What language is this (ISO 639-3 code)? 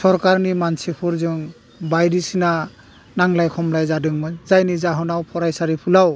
brx